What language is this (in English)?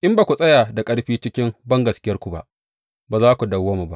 Hausa